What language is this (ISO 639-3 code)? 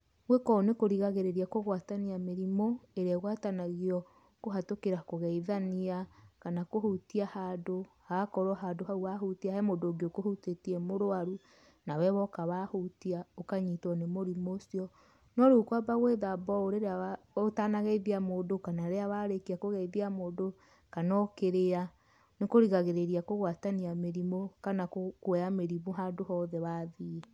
kik